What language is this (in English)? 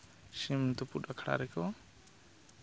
Santali